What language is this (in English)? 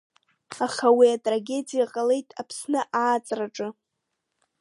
Abkhazian